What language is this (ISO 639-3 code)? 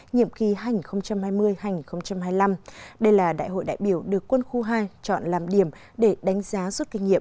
vie